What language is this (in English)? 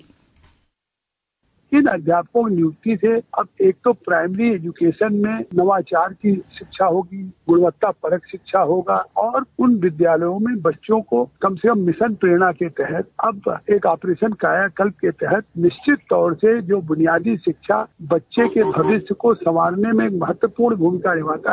Hindi